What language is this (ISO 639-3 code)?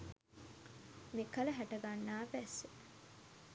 sin